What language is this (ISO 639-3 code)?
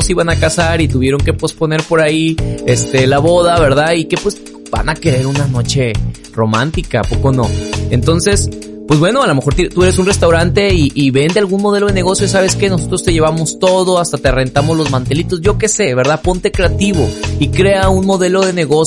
spa